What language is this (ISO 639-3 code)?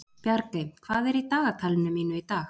isl